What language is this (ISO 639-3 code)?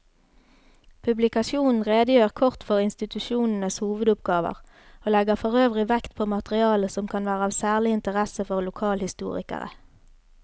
nor